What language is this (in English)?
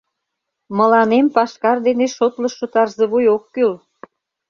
Mari